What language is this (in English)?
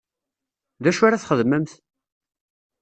Kabyle